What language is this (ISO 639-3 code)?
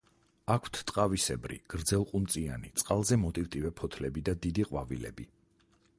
kat